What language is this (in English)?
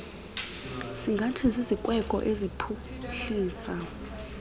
Xhosa